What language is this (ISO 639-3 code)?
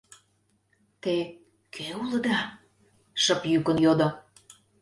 chm